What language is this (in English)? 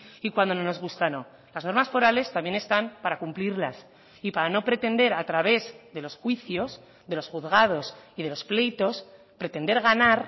Spanish